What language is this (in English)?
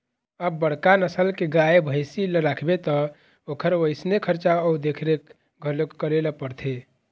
Chhattisgarhi